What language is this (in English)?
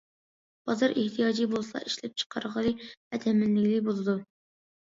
Uyghur